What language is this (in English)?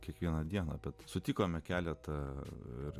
Lithuanian